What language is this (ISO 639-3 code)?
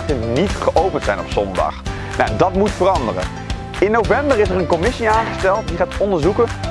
nld